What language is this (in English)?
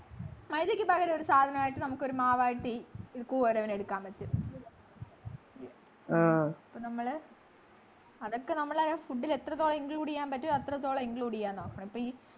Malayalam